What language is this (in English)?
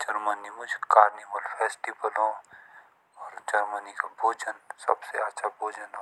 Jaunsari